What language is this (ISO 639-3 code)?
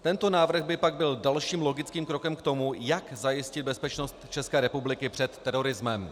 ces